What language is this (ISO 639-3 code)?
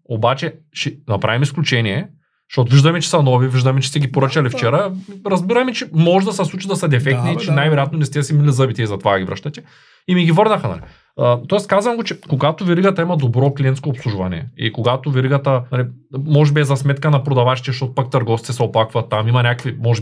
bul